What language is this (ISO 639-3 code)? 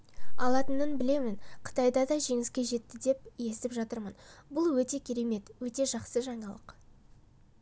kaz